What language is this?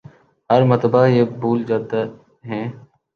Urdu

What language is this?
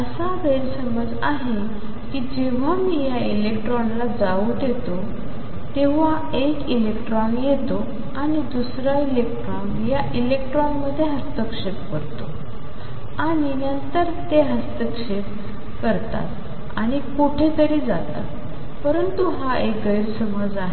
Marathi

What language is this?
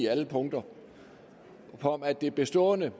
Danish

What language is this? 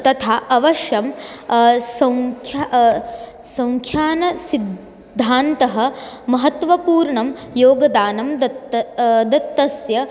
Sanskrit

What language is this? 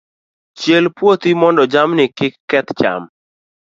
Luo (Kenya and Tanzania)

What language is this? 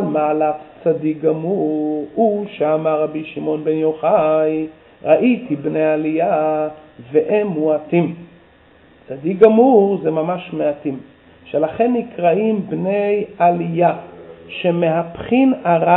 Hebrew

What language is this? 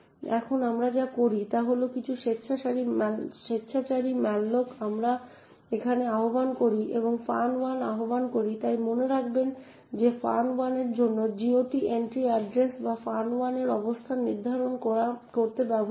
Bangla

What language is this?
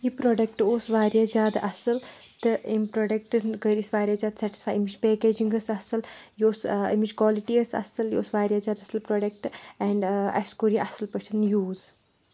Kashmiri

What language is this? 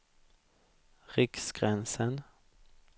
Swedish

